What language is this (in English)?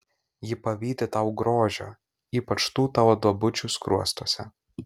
Lithuanian